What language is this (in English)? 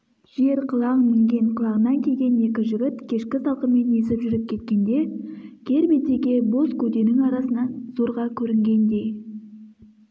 Kazakh